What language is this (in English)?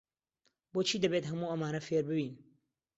Central Kurdish